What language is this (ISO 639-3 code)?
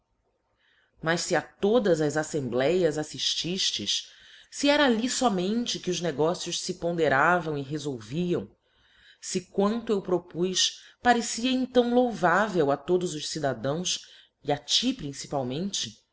por